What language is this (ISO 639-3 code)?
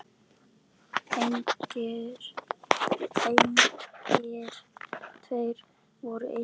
isl